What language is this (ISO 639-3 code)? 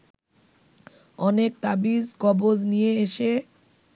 ben